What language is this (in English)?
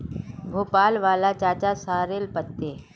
Magahi